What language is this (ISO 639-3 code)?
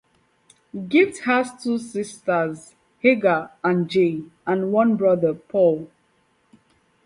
eng